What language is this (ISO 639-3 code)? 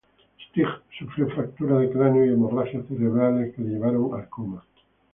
spa